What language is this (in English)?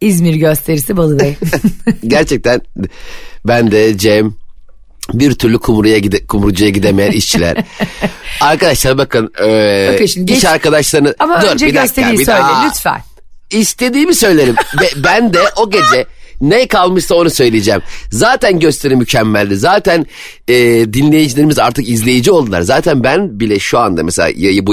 Turkish